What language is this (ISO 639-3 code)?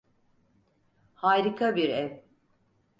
tur